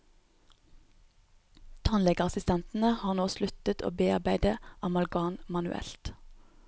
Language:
Norwegian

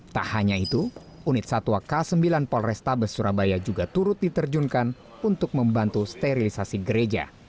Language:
Indonesian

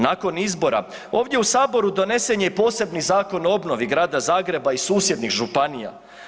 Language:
Croatian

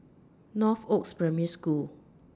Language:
English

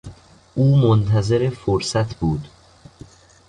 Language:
Persian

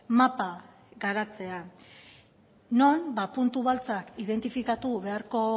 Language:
Basque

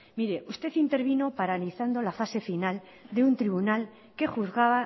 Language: Spanish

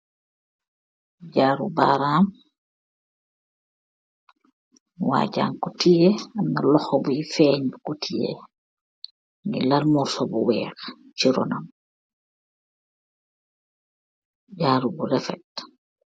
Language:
Wolof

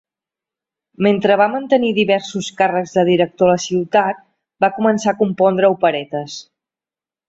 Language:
Catalan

